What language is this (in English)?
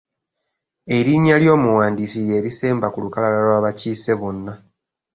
Ganda